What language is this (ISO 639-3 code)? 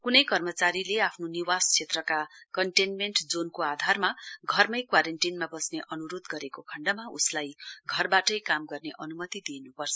nep